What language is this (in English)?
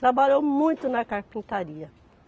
Portuguese